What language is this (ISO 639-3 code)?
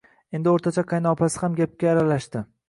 uzb